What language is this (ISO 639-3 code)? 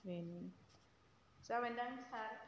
brx